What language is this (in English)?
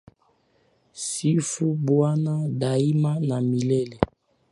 Swahili